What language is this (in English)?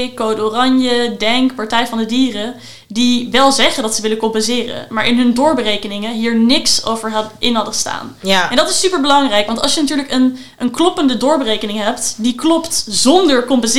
Dutch